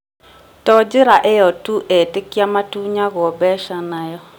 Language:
Kikuyu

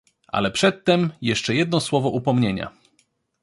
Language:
Polish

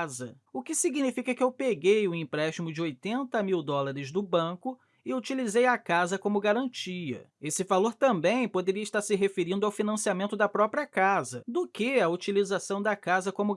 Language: Portuguese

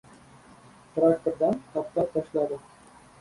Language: Uzbek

